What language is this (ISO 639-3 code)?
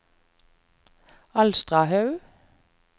nor